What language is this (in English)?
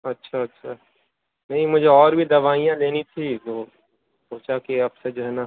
Urdu